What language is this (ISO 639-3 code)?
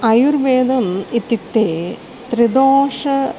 san